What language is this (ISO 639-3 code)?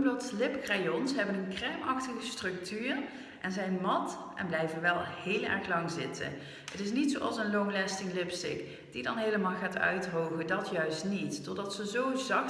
nld